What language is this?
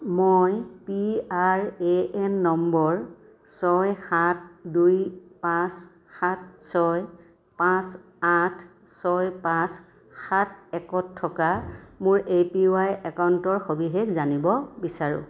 Assamese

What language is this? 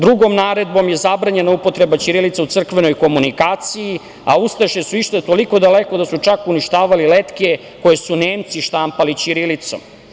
Serbian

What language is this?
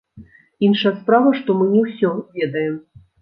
Belarusian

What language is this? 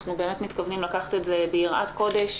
Hebrew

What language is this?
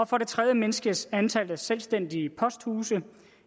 Danish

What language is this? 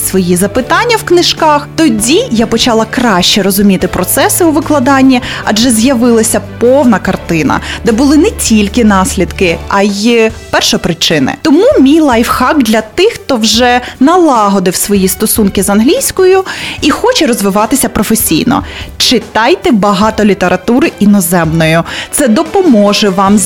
Ukrainian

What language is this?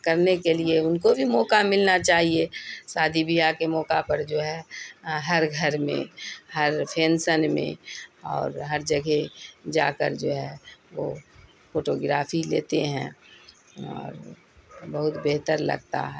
Urdu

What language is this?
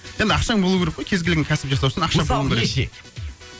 Kazakh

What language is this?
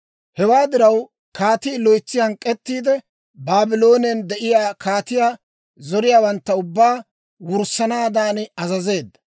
Dawro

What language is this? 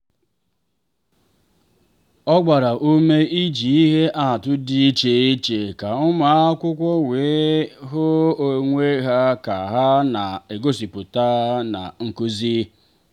Igbo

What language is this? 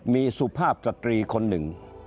Thai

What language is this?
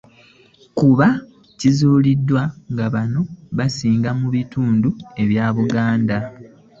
Ganda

